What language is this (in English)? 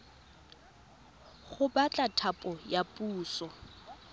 Tswana